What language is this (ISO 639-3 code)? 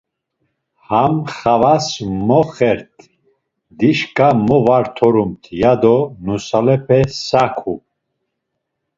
lzz